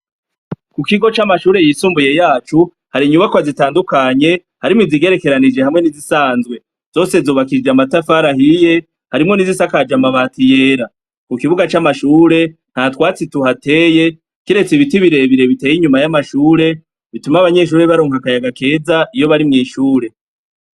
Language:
Rundi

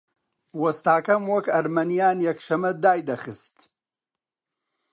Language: Central Kurdish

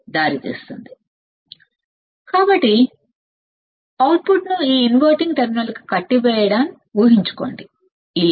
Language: Telugu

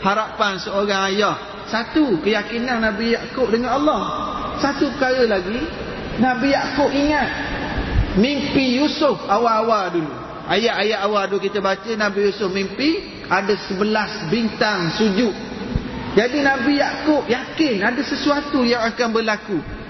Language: Malay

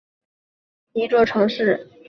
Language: Chinese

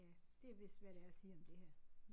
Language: Danish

